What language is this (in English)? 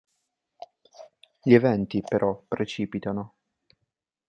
Italian